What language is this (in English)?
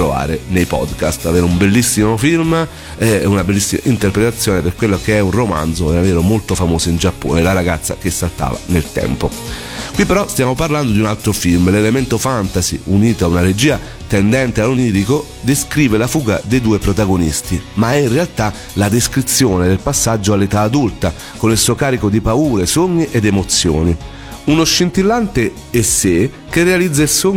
Italian